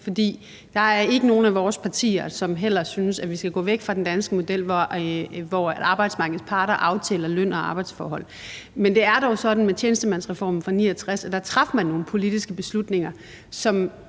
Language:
Danish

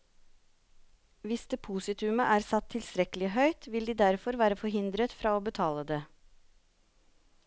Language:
Norwegian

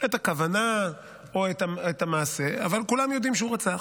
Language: Hebrew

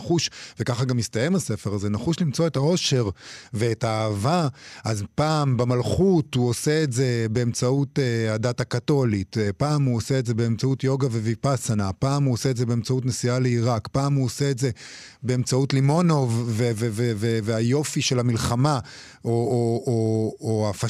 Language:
Hebrew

